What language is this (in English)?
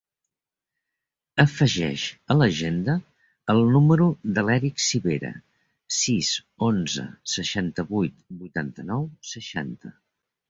Catalan